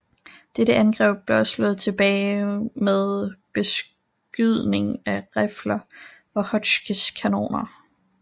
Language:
Danish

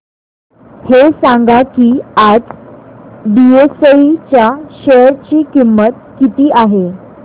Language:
Marathi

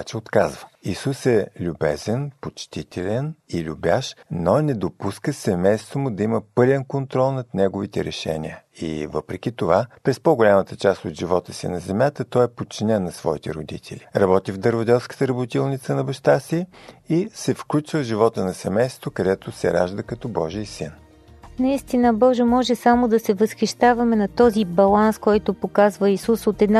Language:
Bulgarian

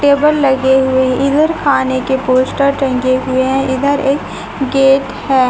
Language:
Hindi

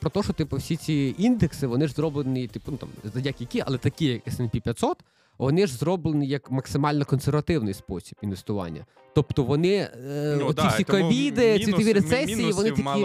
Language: Ukrainian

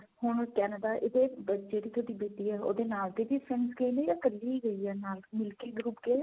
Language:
Punjabi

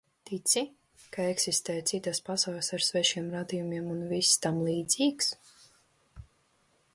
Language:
Latvian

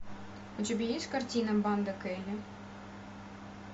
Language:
Russian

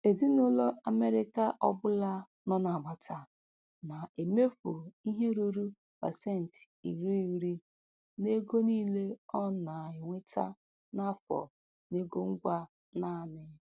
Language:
Igbo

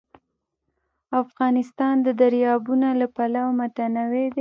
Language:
Pashto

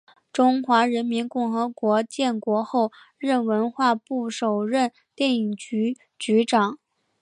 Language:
Chinese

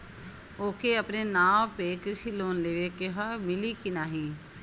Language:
Bhojpuri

